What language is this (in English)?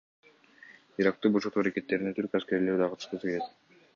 Kyrgyz